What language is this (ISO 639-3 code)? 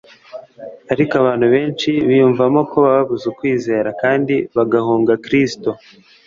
kin